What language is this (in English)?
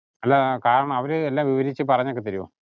Malayalam